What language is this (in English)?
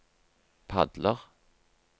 Norwegian